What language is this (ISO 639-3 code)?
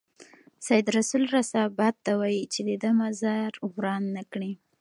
pus